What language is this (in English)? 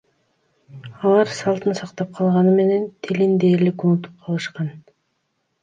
Kyrgyz